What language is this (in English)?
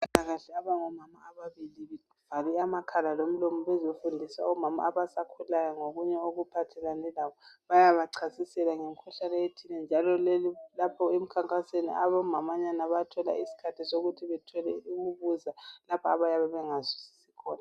North Ndebele